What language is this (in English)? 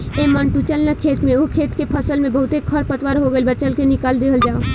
Bhojpuri